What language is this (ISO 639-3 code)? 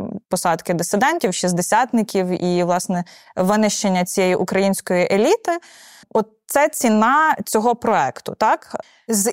ukr